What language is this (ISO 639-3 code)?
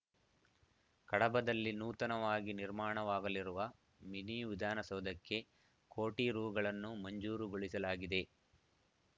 kan